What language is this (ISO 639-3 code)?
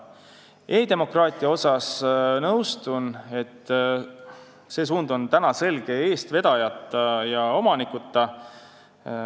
est